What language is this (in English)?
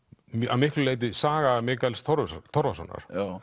Icelandic